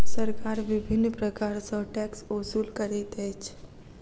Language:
Maithili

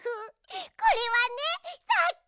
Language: Japanese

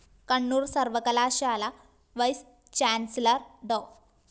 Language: Malayalam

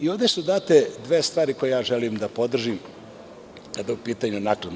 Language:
Serbian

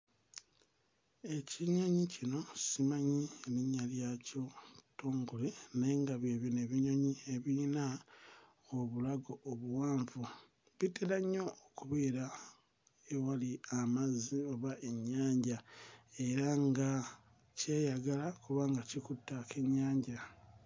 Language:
Ganda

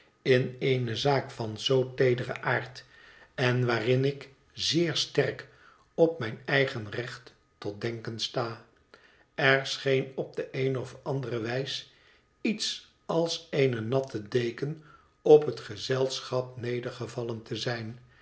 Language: Dutch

